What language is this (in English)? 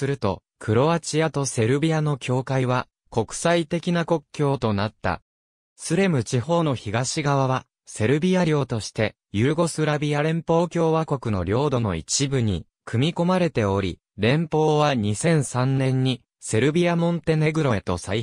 Japanese